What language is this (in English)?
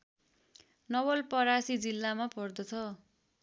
Nepali